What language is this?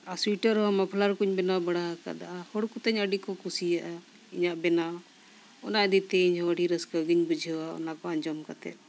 Santali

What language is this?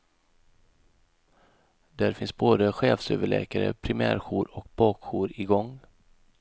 Swedish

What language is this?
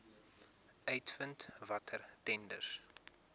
Afrikaans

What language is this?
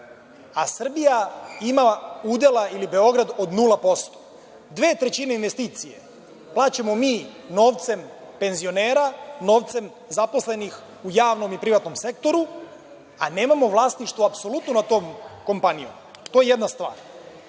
Serbian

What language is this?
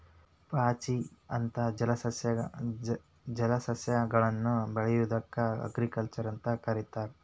Kannada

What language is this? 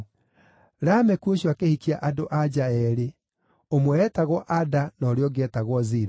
Kikuyu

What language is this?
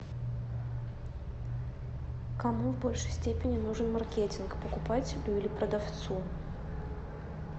Russian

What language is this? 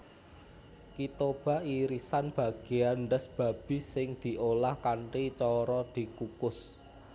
Javanese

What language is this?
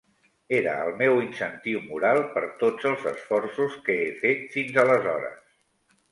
Catalan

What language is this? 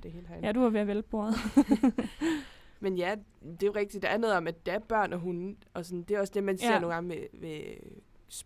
Danish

